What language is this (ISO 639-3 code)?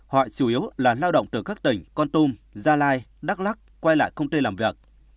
vie